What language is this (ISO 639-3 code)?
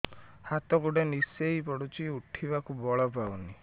ori